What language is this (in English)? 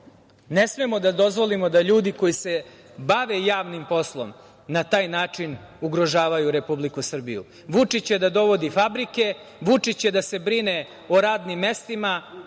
Serbian